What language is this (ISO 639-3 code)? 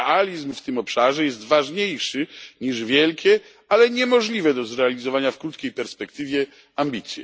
pol